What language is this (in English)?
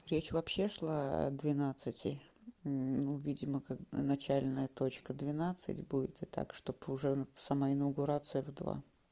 Russian